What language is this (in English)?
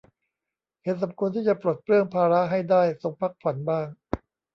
Thai